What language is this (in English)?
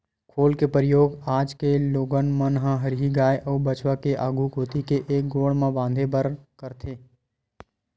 Chhattisgarhi